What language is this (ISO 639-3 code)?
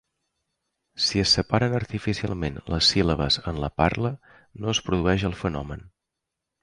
cat